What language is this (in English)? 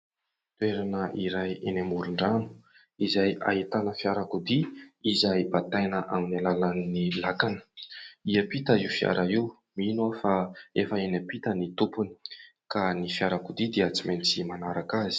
Malagasy